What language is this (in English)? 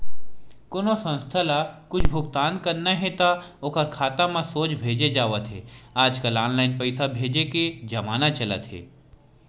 Chhattisgarhi